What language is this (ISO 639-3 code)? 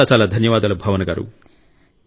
tel